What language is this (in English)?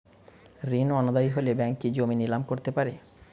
Bangla